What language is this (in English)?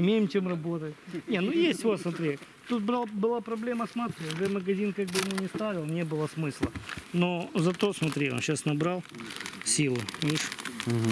Russian